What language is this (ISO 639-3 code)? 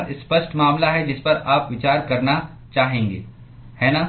hin